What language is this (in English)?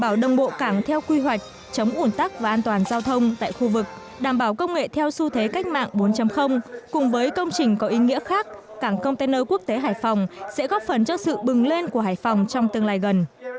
Vietnamese